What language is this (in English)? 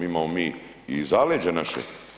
Croatian